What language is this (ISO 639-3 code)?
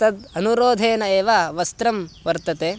san